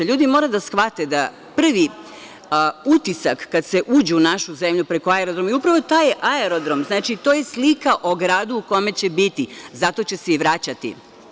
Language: Serbian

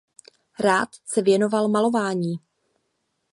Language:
Czech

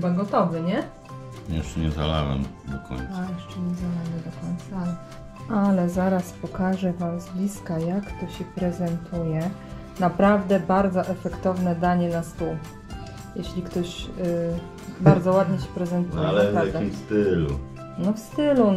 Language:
Polish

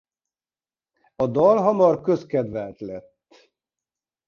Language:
Hungarian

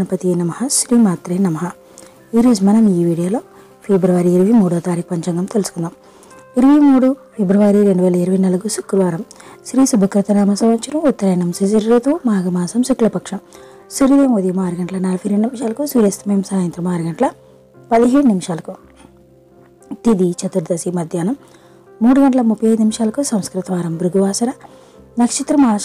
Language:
Arabic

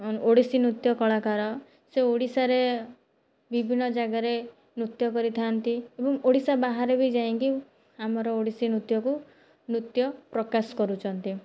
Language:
Odia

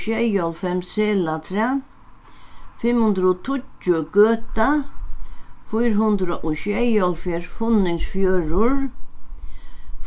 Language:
Faroese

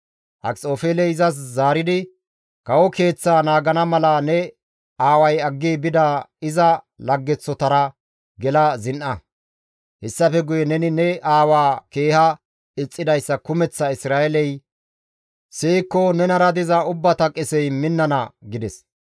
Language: Gamo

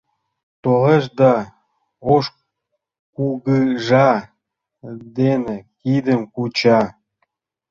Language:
Mari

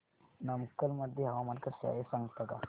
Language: Marathi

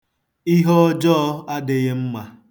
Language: Igbo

